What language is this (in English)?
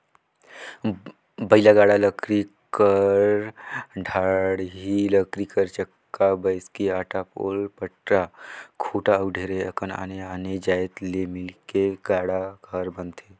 Chhattisgarhi